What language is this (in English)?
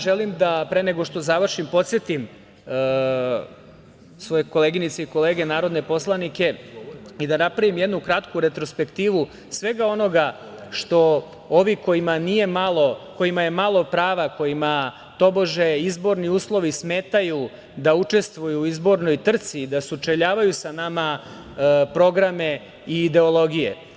Serbian